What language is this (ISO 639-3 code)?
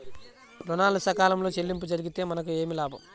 tel